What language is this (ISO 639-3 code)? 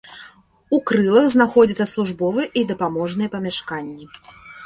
bel